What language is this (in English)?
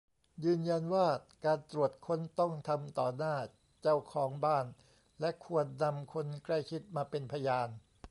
Thai